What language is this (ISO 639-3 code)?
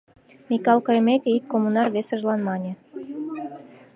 chm